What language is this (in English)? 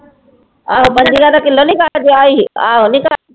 Punjabi